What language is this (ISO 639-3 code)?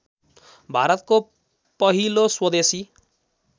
nep